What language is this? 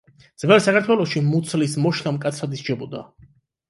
Georgian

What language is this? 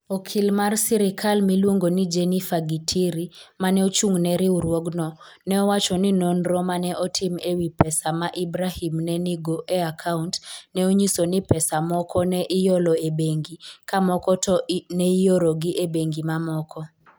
Luo (Kenya and Tanzania)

